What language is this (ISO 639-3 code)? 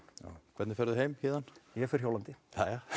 isl